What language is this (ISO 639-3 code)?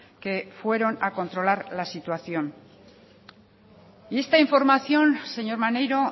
spa